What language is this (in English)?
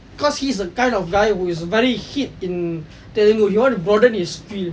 English